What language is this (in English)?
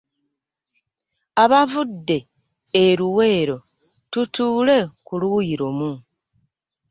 Ganda